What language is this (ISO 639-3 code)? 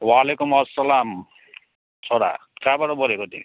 nep